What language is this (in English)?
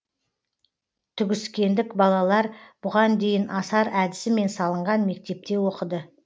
Kazakh